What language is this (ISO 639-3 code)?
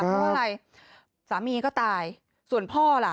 tha